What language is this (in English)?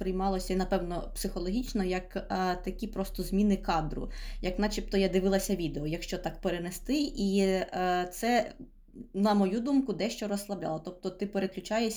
Ukrainian